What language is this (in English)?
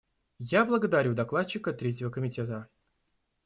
Russian